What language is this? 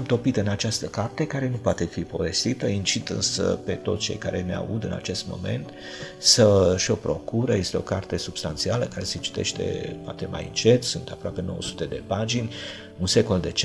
Romanian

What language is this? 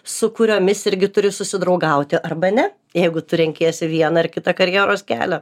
Lithuanian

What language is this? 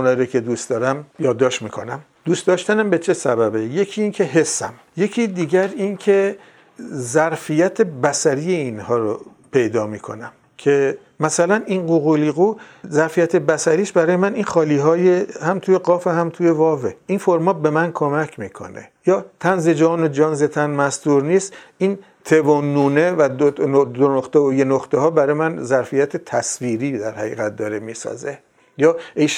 Persian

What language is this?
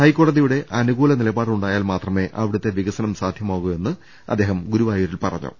Malayalam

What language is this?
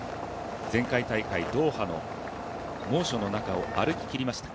Japanese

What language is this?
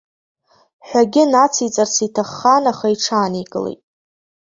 Abkhazian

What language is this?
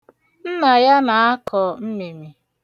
Igbo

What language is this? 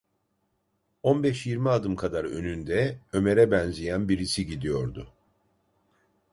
Turkish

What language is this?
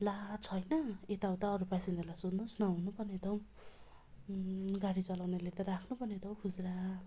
Nepali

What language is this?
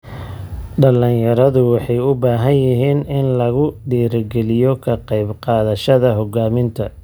Somali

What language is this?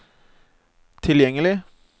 Norwegian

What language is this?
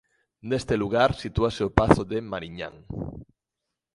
Galician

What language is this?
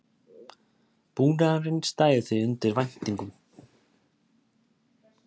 Icelandic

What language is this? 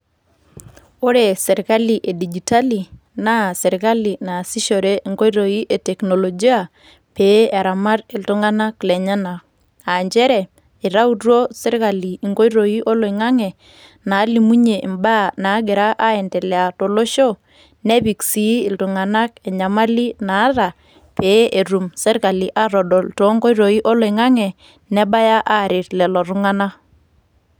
Masai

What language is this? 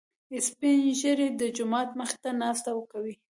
Pashto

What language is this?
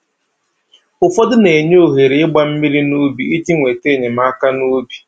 Igbo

